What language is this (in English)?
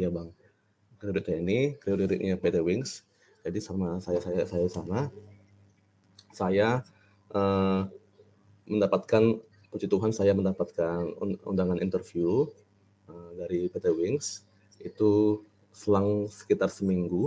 Indonesian